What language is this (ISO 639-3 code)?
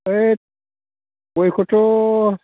brx